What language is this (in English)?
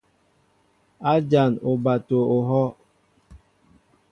Mbo (Cameroon)